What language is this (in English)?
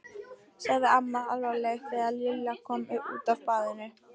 Icelandic